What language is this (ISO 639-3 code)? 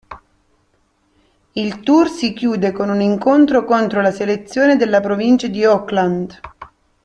ita